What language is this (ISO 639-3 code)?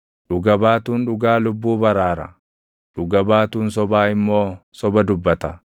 orm